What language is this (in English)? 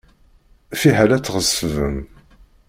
Kabyle